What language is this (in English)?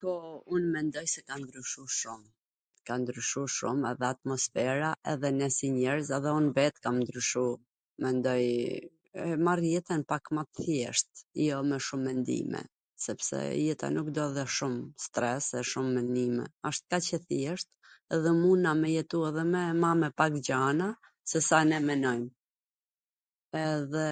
Gheg Albanian